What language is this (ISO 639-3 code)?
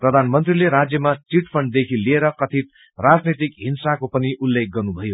nep